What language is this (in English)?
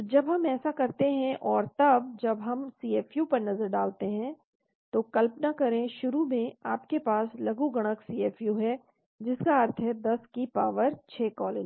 Hindi